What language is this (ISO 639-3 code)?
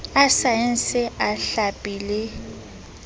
sot